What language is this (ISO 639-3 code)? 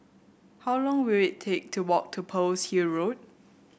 eng